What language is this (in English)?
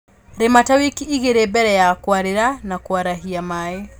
Kikuyu